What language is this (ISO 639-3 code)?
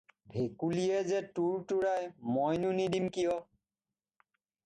asm